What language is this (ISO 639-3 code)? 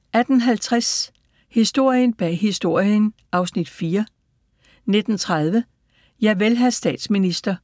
dan